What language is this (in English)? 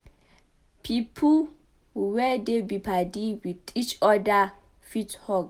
Nigerian Pidgin